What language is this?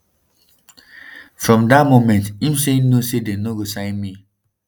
Nigerian Pidgin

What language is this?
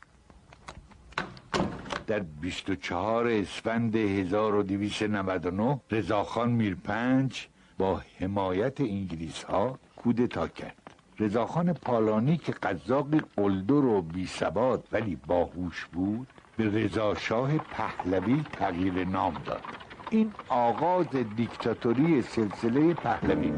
Persian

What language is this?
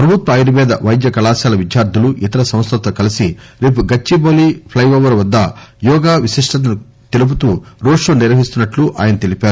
Telugu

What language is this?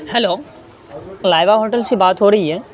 Urdu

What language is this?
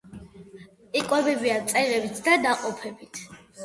Georgian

